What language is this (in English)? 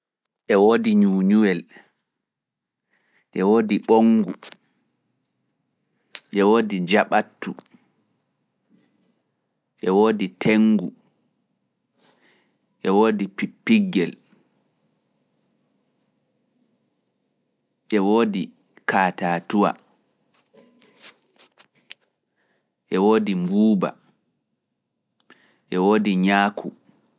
Fula